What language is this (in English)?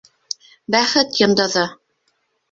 Bashkir